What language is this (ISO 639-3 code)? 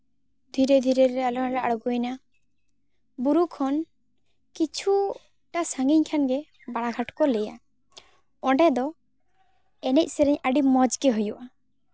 sat